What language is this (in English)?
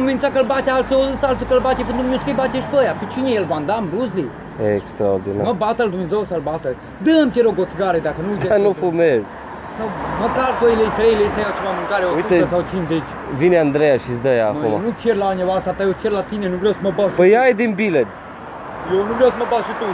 Romanian